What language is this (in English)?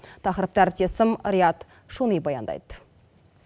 Kazakh